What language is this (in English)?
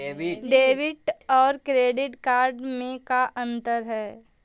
Magahi